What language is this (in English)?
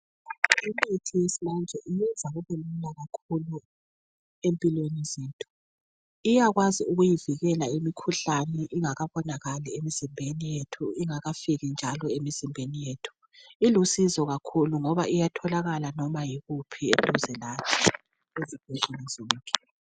North Ndebele